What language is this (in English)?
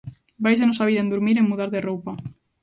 Galician